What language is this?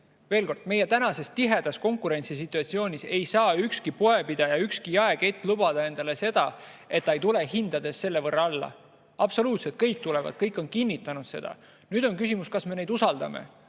Estonian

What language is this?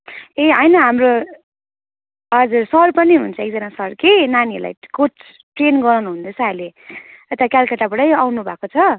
Nepali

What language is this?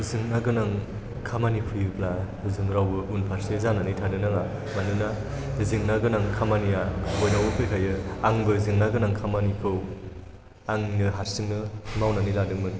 Bodo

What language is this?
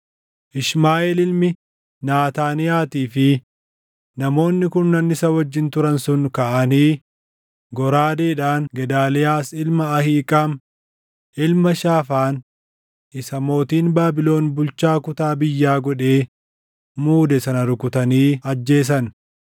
Oromo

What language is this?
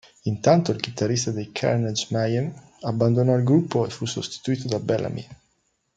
Italian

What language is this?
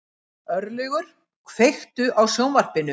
Icelandic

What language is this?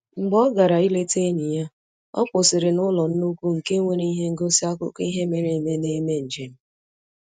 Igbo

